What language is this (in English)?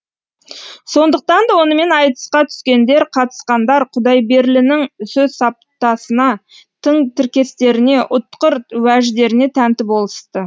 Kazakh